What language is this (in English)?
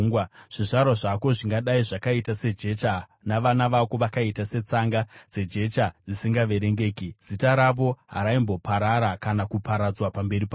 Shona